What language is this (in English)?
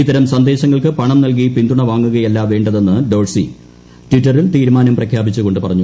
Malayalam